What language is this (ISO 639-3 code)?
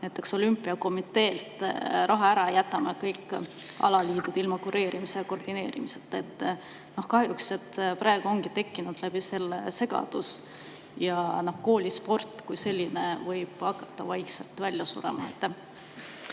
est